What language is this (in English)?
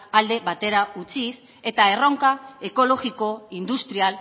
Basque